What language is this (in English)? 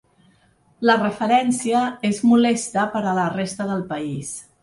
Catalan